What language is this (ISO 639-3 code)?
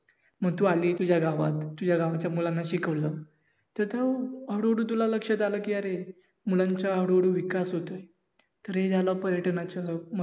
mar